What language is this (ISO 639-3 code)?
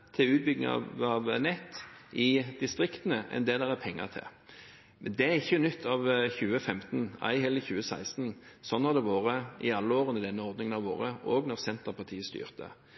nob